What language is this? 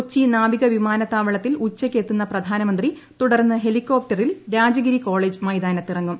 Malayalam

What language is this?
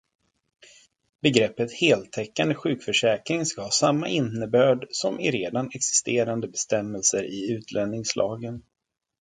Swedish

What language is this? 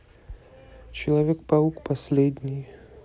Russian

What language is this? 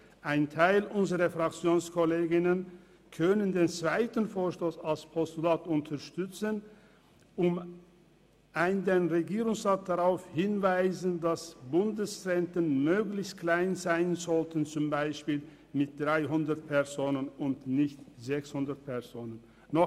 Swiss German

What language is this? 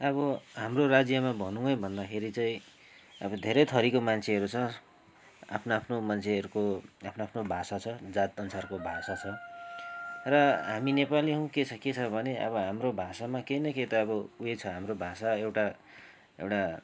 Nepali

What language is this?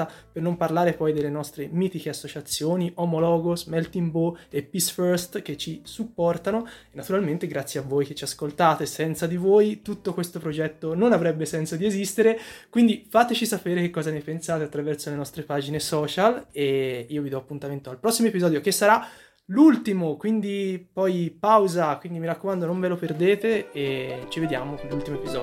Italian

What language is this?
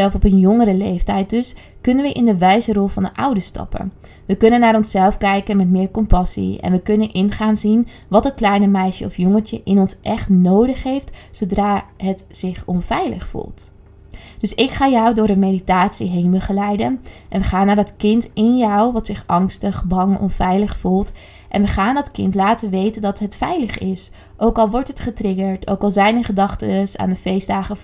Dutch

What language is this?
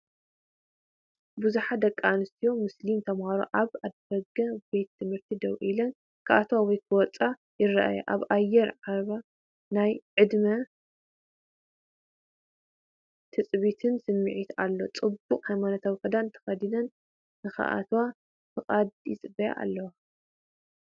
Tigrinya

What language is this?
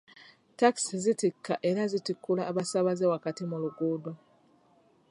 Ganda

